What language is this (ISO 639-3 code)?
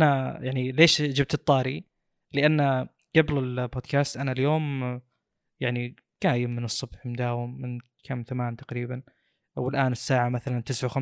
ara